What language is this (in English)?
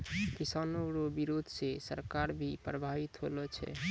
Maithili